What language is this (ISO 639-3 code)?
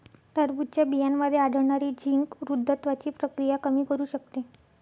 mar